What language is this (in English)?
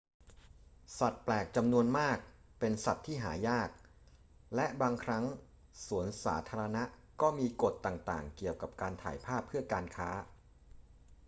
Thai